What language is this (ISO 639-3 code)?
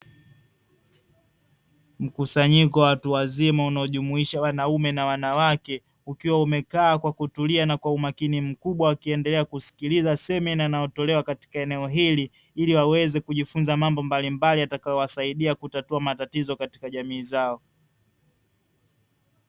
swa